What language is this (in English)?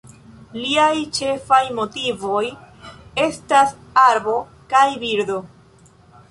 Esperanto